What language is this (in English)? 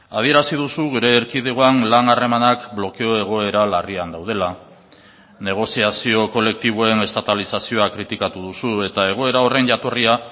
Basque